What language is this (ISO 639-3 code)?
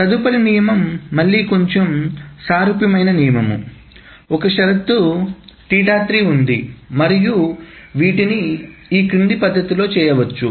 tel